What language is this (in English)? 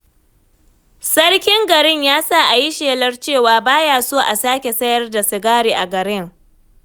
Hausa